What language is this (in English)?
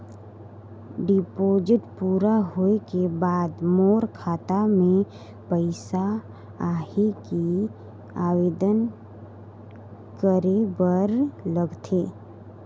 Chhattisgarhi